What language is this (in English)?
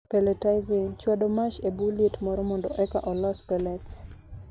Luo (Kenya and Tanzania)